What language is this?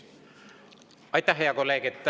Estonian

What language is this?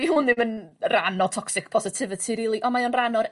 Welsh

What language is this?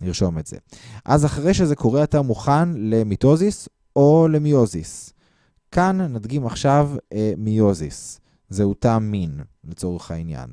Hebrew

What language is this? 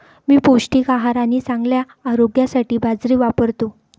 Marathi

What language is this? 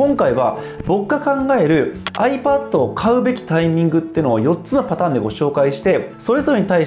Japanese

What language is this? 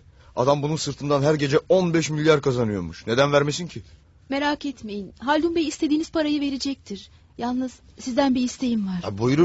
Turkish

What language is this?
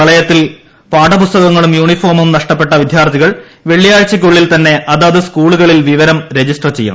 Malayalam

